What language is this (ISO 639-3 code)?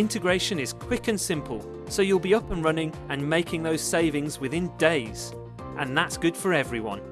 eng